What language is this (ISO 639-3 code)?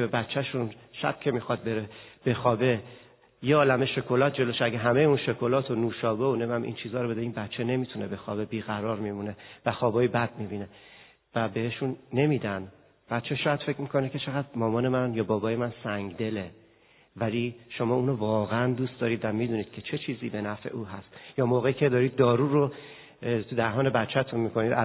fas